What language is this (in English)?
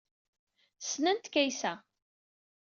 Kabyle